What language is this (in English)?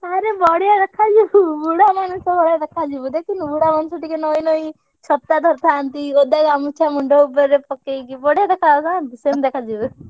Odia